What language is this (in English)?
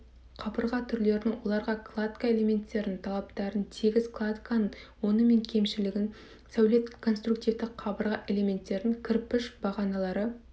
Kazakh